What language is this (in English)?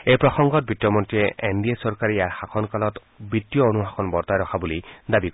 Assamese